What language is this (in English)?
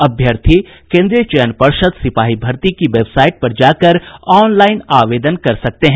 Hindi